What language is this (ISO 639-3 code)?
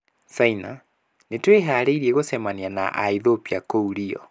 kik